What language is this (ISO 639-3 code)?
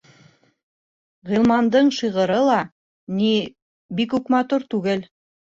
bak